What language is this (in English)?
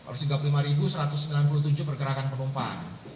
Indonesian